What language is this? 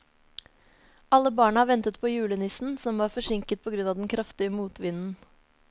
Norwegian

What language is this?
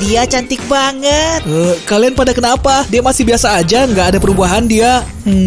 Indonesian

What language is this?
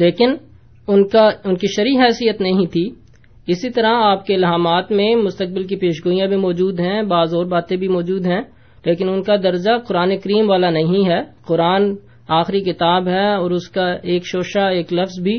Urdu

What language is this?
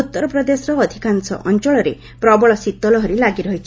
Odia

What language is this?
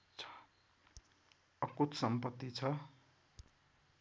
Nepali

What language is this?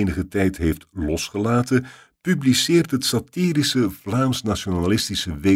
Dutch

